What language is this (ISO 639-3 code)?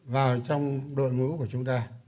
vie